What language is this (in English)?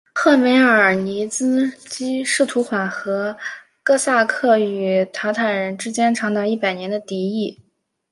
Chinese